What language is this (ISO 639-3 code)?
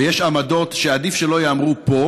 heb